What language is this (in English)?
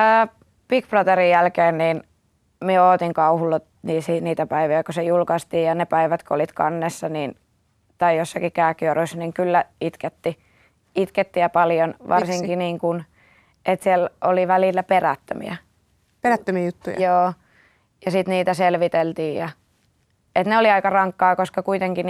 Finnish